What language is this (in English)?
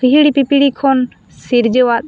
Santali